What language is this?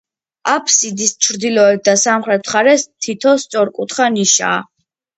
Georgian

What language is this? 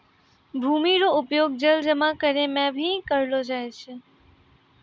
Maithili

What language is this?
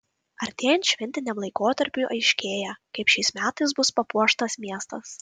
Lithuanian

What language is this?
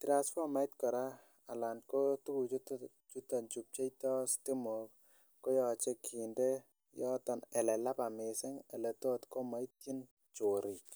Kalenjin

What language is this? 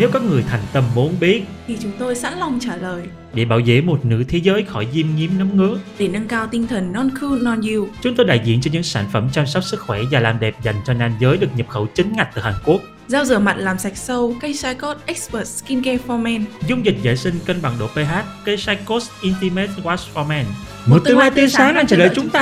Vietnamese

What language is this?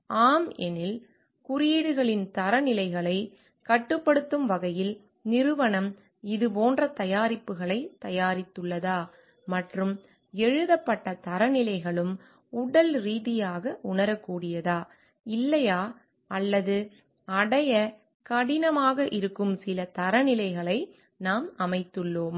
Tamil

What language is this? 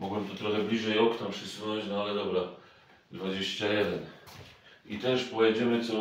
Polish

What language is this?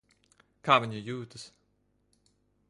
Latvian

